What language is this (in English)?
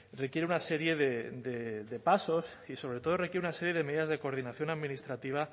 Spanish